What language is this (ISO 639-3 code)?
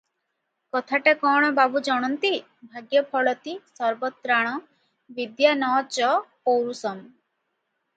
ori